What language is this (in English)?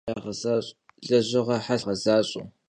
Kabardian